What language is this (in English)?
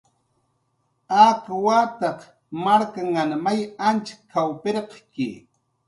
Jaqaru